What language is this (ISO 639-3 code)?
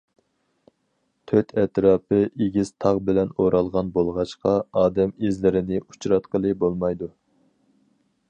uig